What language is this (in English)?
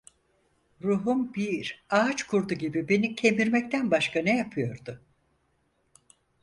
Turkish